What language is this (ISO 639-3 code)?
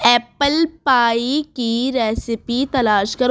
urd